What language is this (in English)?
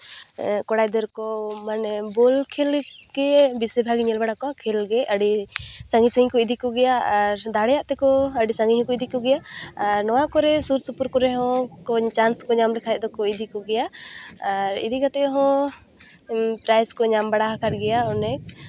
Santali